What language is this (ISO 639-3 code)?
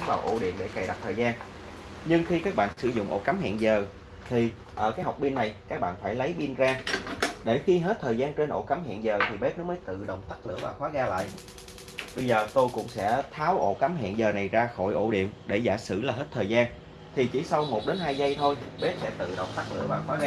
vie